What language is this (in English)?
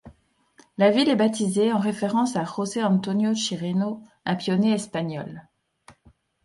French